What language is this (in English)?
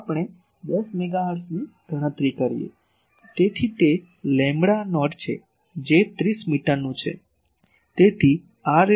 Gujarati